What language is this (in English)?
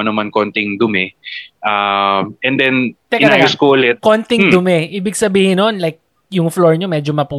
Filipino